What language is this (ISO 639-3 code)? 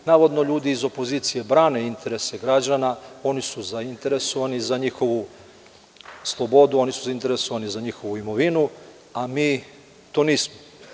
srp